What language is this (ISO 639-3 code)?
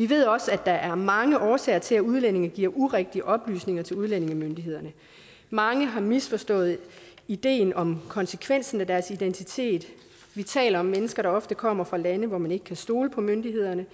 dan